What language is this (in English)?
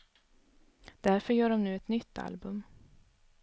Swedish